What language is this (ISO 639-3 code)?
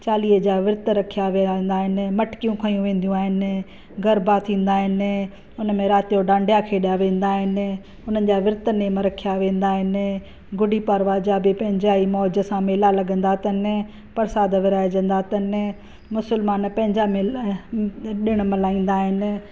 snd